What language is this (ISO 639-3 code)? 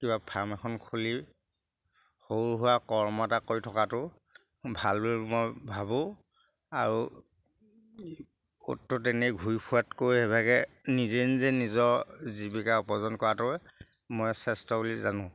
asm